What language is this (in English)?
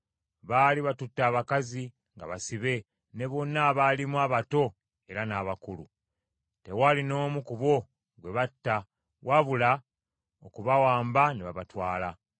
Ganda